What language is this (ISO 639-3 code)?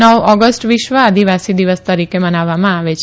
guj